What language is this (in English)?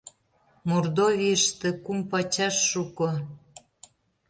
Mari